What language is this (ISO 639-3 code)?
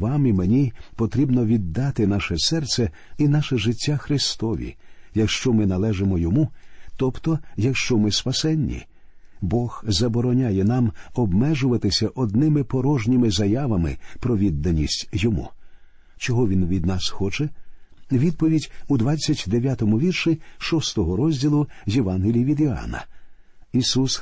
ukr